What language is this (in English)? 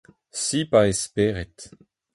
Breton